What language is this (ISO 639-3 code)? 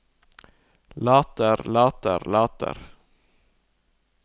nor